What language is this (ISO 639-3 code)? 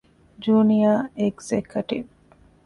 div